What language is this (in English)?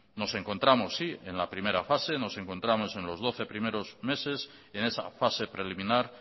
Spanish